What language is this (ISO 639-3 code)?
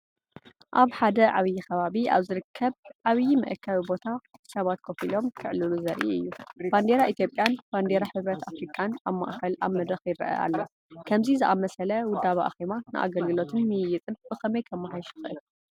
tir